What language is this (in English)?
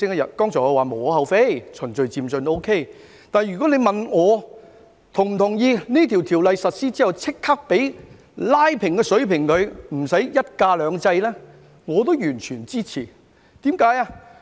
Cantonese